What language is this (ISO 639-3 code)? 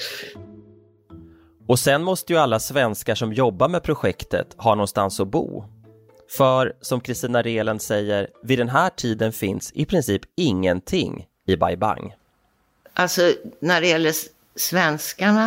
swe